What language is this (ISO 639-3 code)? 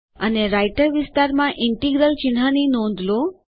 guj